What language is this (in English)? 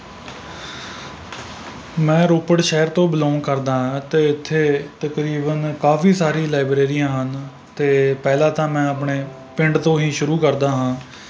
Punjabi